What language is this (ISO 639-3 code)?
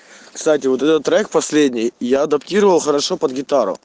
rus